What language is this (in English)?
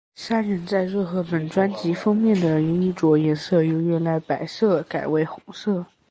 Chinese